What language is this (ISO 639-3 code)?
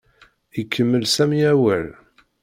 kab